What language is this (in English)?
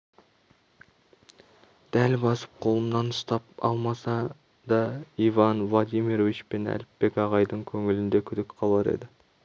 Kazakh